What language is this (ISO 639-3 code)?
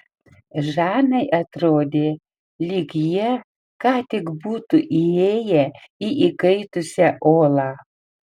lit